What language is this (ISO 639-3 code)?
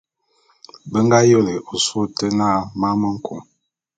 bum